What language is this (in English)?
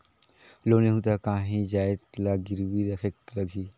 Chhattisgarhi